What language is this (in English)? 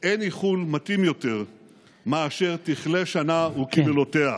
Hebrew